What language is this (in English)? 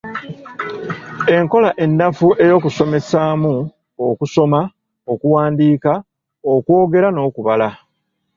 Ganda